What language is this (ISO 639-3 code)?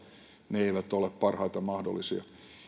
fin